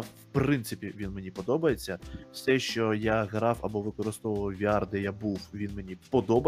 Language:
Ukrainian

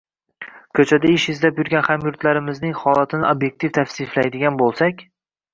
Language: Uzbek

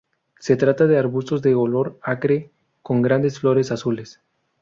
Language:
Spanish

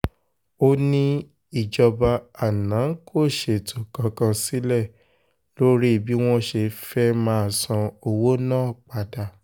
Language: Yoruba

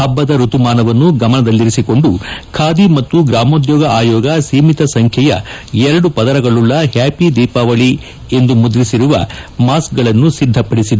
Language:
Kannada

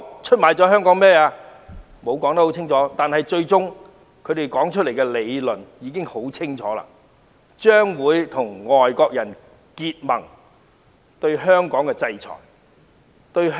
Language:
Cantonese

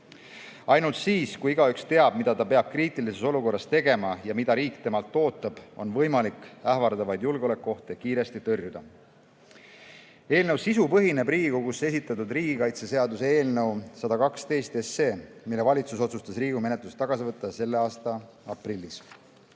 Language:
Estonian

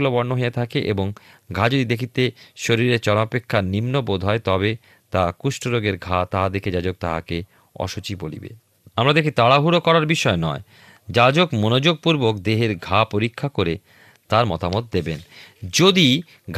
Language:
Bangla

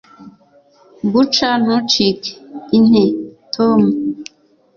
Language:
Kinyarwanda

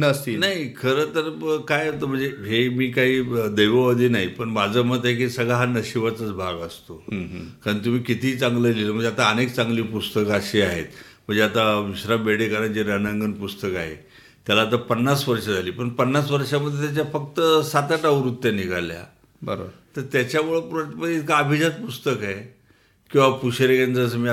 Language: Marathi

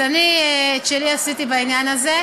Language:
Hebrew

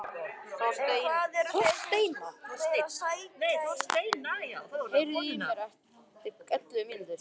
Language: Icelandic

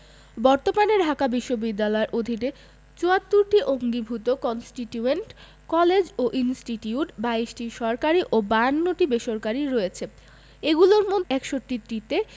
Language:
Bangla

